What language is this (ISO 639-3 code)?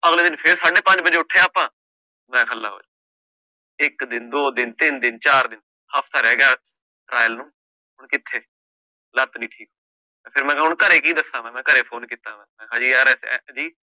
pan